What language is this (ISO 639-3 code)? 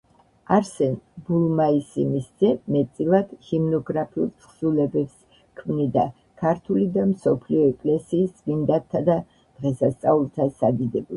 kat